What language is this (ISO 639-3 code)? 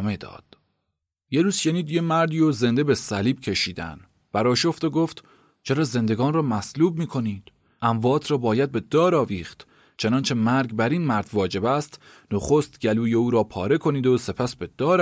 fas